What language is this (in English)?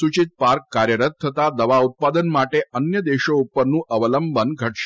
Gujarati